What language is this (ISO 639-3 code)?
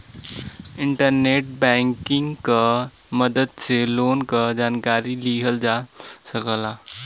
bho